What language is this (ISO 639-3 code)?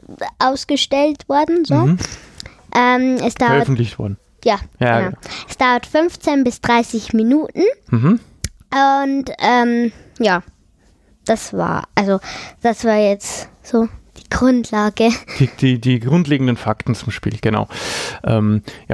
deu